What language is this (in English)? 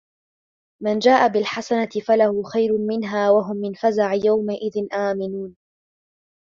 Arabic